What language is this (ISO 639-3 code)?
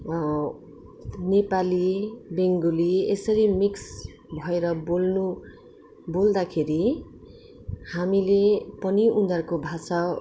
nep